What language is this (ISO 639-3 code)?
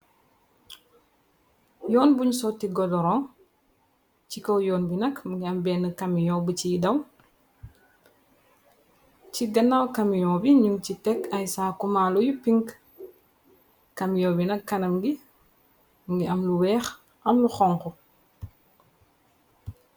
wol